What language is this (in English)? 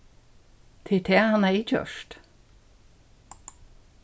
Faroese